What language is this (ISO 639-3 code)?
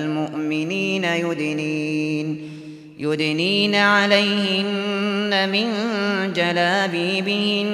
ara